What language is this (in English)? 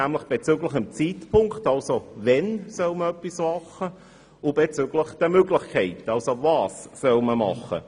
Swiss German